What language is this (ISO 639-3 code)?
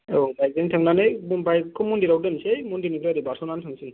brx